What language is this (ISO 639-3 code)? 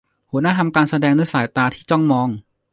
tha